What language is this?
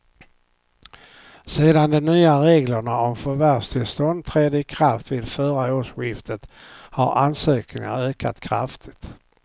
Swedish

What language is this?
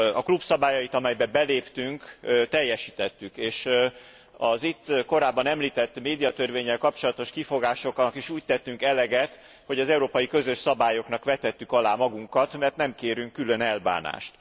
Hungarian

